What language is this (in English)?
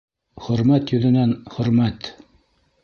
Bashkir